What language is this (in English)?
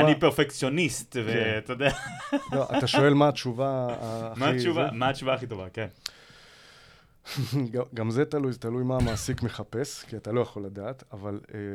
Hebrew